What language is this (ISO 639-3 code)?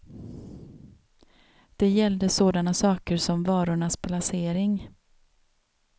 swe